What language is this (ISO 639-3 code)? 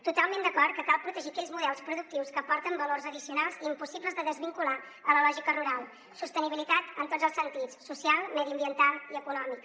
cat